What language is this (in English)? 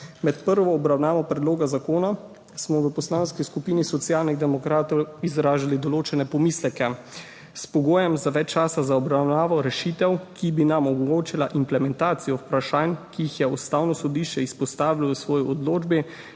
Slovenian